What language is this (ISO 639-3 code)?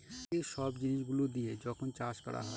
ben